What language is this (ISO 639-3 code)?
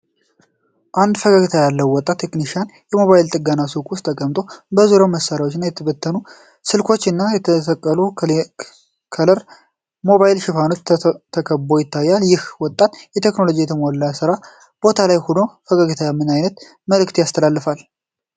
amh